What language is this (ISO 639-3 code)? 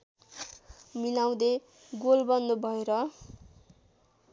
nep